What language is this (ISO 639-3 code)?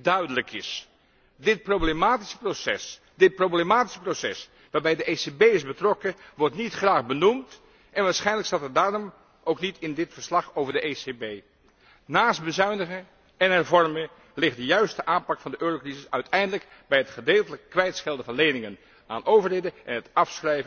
nld